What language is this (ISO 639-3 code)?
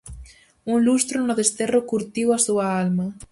glg